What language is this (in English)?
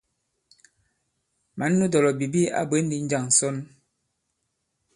Bankon